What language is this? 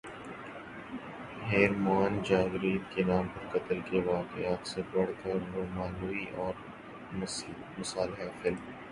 Urdu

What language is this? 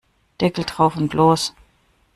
German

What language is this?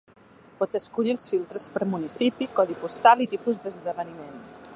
Catalan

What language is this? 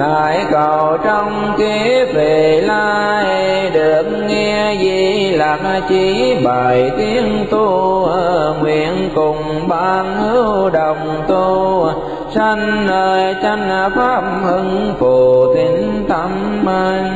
Vietnamese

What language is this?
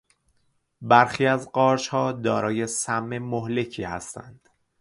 Persian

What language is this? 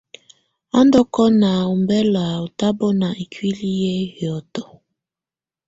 Tunen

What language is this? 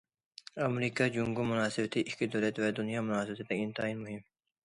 Uyghur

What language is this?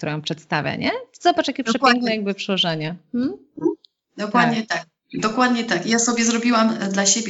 Polish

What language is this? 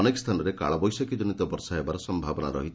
Odia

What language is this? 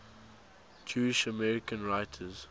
English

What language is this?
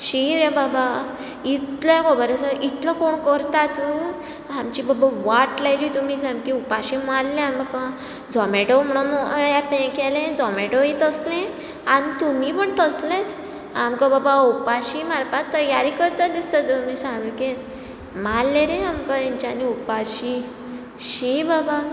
Konkani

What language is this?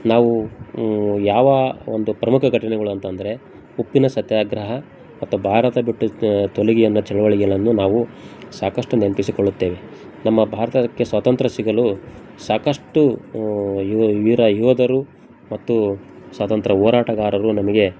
Kannada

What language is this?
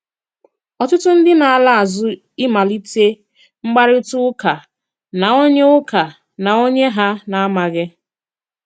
Igbo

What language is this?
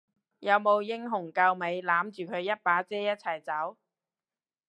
Cantonese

